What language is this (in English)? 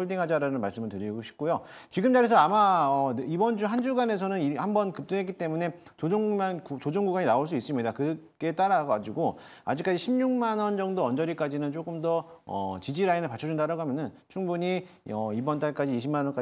Korean